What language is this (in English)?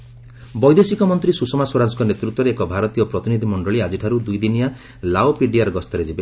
Odia